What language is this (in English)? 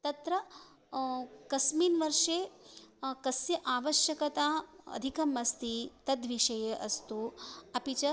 Sanskrit